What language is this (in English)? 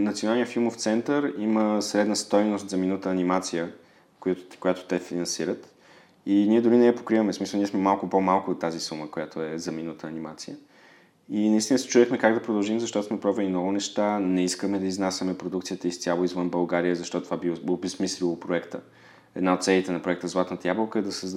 Bulgarian